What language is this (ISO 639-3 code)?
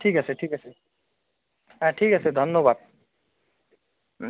ben